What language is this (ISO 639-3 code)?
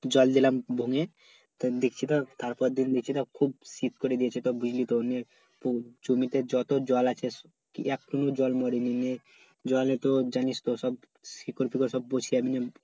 ben